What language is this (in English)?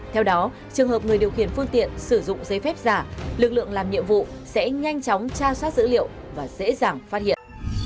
Vietnamese